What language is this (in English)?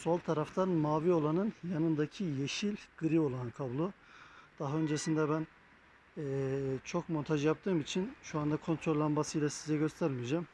Turkish